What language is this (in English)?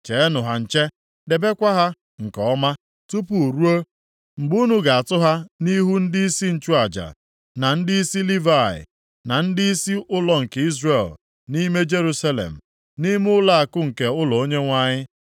Igbo